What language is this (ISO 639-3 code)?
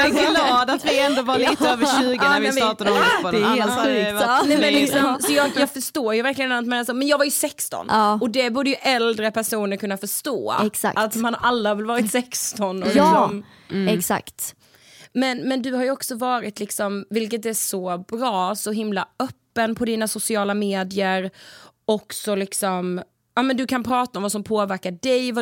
swe